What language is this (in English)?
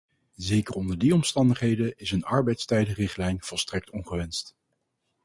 Dutch